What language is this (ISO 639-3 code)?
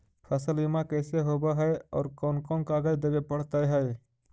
mag